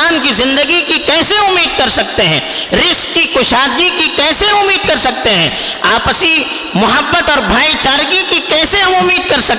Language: Urdu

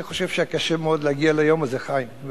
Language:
Hebrew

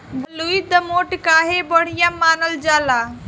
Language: Bhojpuri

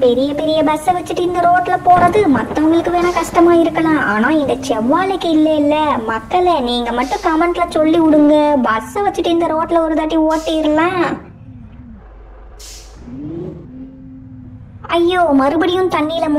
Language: Indonesian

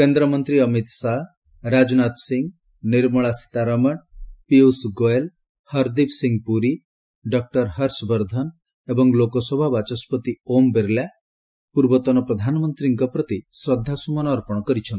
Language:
Odia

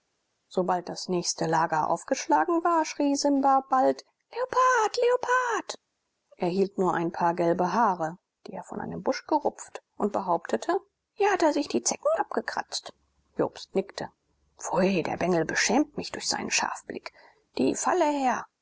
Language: German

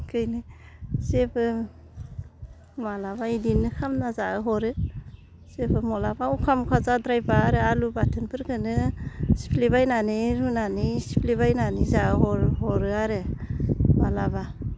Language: Bodo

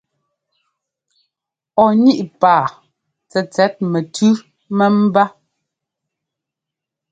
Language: Ngomba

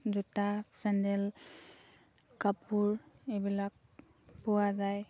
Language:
Assamese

